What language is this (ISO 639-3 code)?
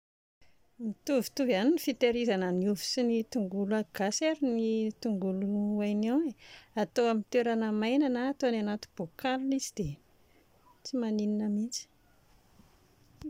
mlg